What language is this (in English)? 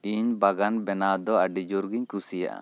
Santali